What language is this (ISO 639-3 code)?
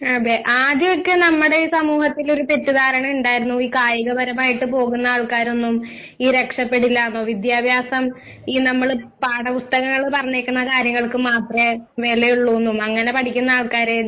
mal